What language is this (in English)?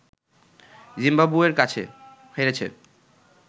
Bangla